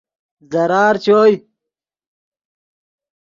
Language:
Yidgha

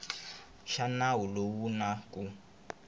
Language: Tsonga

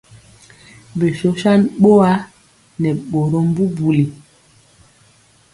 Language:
Mpiemo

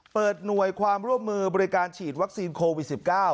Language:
Thai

